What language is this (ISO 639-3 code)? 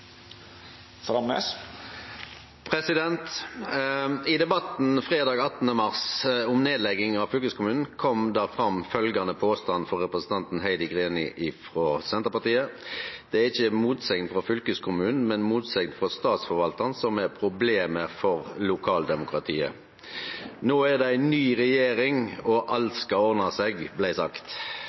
nno